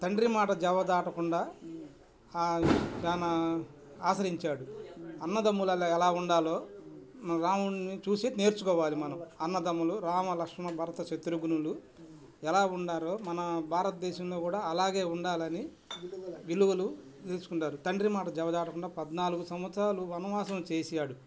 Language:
Telugu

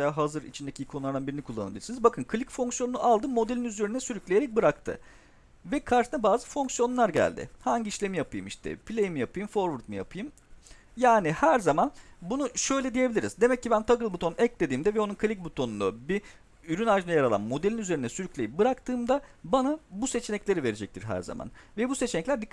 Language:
Turkish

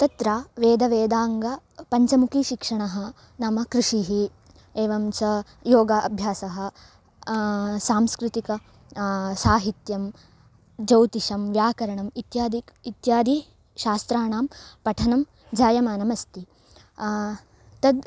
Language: Sanskrit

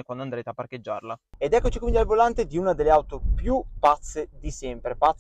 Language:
Italian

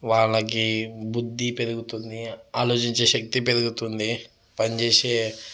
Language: Telugu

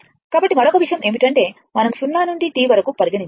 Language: Telugu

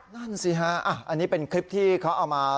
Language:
Thai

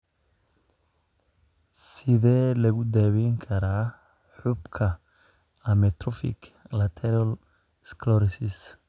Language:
Somali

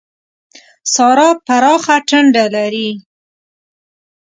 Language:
Pashto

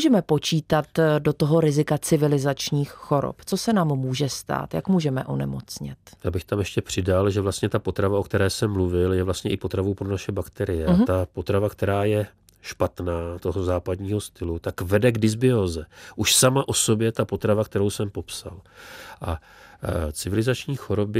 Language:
Czech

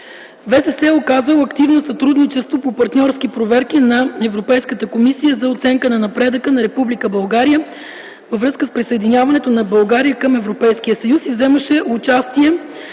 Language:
Bulgarian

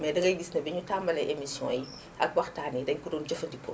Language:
Wolof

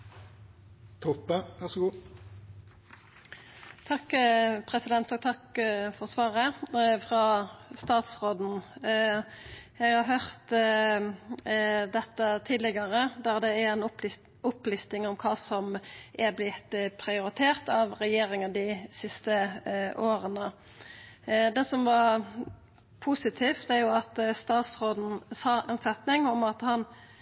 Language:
Norwegian Nynorsk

